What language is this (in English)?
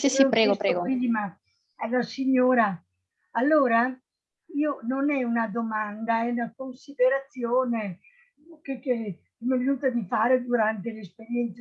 Italian